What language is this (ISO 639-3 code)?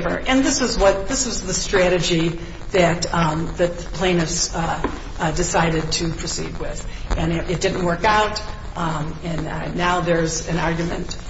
eng